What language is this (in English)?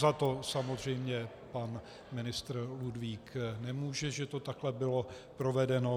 Czech